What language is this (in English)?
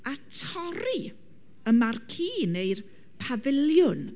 Welsh